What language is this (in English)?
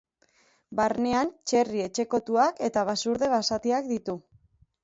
Basque